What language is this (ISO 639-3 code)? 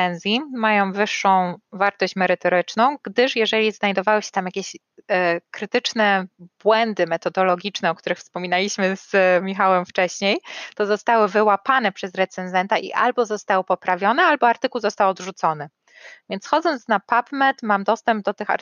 pol